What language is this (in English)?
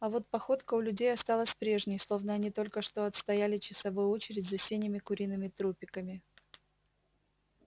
Russian